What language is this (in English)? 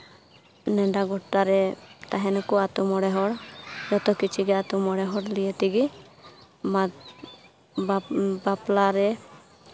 Santali